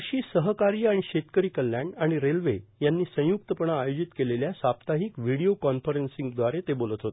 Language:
Marathi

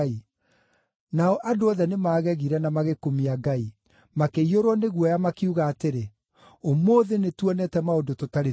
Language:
Kikuyu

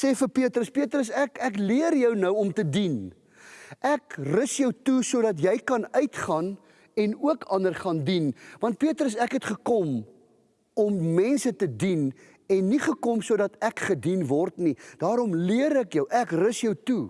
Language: Dutch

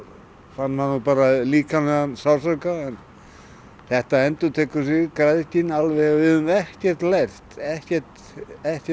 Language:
Icelandic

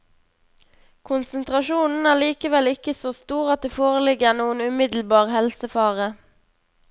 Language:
Norwegian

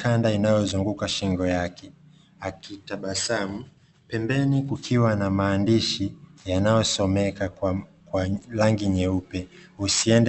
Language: Swahili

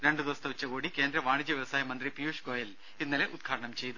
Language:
Malayalam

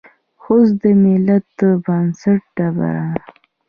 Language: Pashto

